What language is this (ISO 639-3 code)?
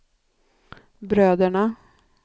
swe